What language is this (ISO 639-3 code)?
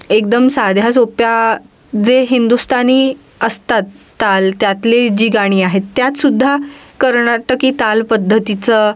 mar